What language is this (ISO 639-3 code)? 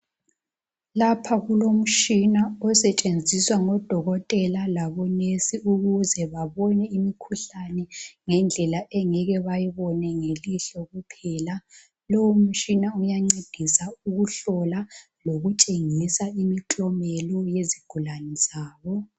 nde